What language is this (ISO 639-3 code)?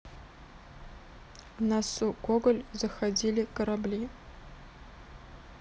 rus